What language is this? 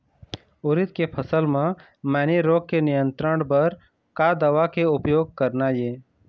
Chhattisgarhi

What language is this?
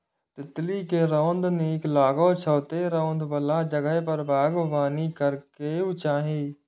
Maithili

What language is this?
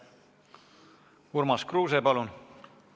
Estonian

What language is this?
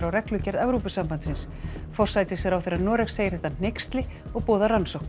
Icelandic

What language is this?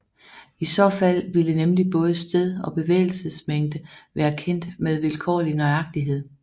Danish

